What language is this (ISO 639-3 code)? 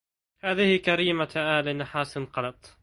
ara